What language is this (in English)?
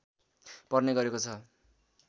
Nepali